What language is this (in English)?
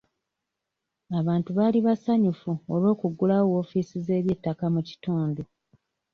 Ganda